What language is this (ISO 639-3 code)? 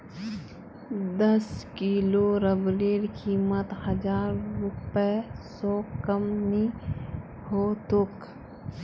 mag